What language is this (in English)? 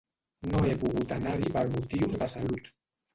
Catalan